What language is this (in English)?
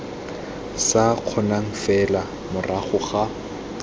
Tswana